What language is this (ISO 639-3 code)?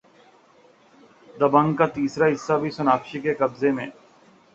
urd